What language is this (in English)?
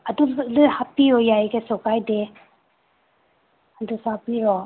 Manipuri